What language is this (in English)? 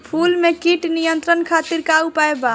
Bhojpuri